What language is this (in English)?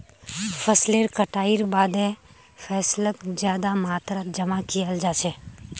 Magahi